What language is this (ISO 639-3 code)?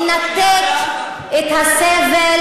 heb